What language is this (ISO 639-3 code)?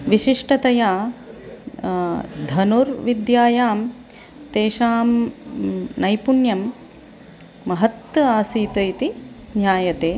san